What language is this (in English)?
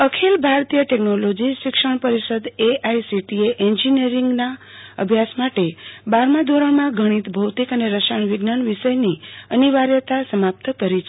Gujarati